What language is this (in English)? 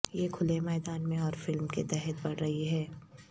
Urdu